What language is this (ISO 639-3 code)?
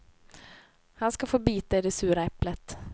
swe